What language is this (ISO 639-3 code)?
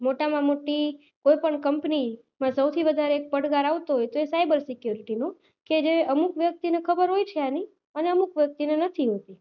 guj